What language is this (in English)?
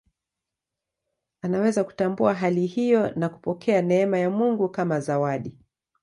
Swahili